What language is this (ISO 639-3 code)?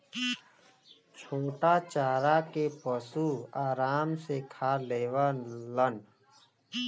bho